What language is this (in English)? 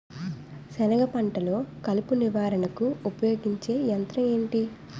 Telugu